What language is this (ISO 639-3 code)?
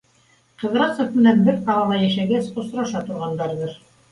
bak